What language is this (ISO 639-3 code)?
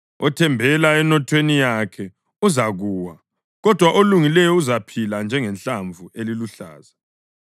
nde